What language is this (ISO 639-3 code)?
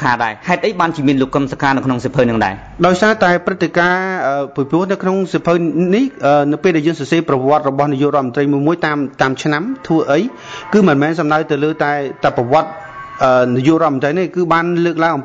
tha